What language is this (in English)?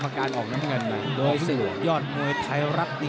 Thai